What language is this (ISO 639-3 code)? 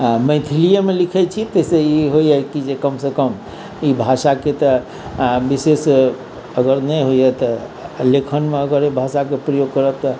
mai